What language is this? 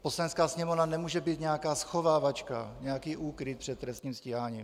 Czech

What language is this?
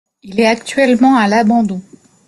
French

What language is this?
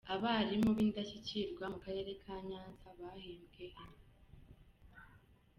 Kinyarwanda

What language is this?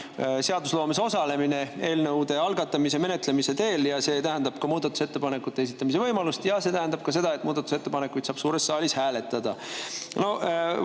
Estonian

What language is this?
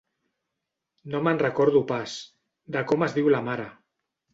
Catalan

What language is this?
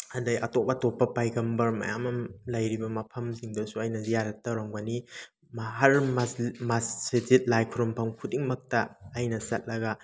Manipuri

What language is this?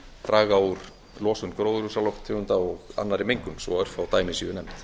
Icelandic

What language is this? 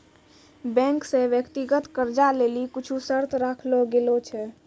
Maithili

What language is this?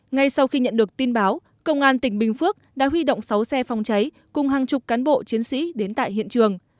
Vietnamese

